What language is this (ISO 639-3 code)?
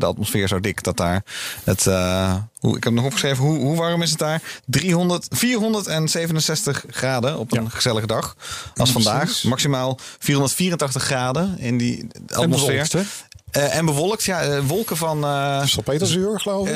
nld